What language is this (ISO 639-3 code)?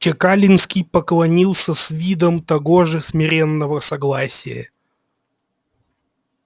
rus